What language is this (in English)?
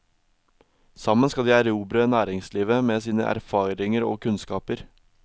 Norwegian